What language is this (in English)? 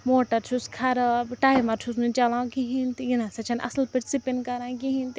Kashmiri